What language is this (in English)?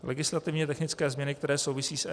Czech